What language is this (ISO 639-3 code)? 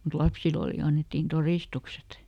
fin